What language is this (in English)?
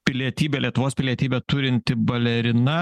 Lithuanian